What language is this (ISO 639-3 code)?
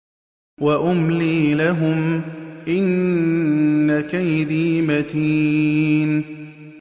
ara